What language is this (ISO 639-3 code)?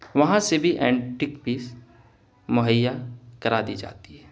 urd